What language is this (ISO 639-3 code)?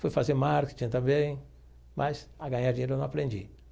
por